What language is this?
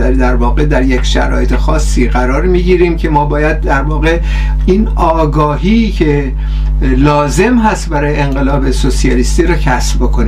Persian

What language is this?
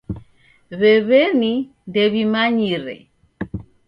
Taita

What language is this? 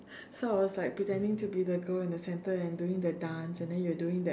English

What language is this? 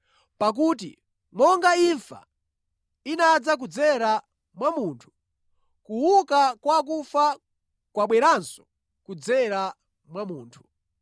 Nyanja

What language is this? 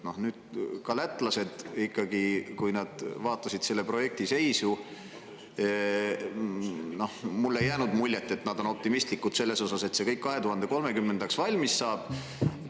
Estonian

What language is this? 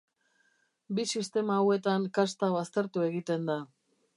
Basque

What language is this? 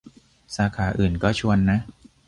Thai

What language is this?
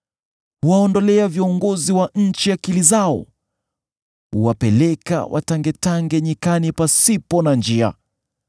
Swahili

